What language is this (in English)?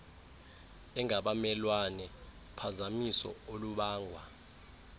Xhosa